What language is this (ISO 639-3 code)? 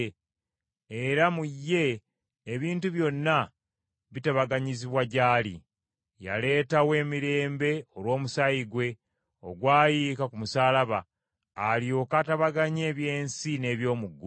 lug